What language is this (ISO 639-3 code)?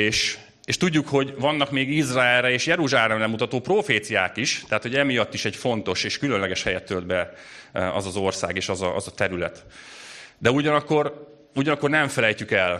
hun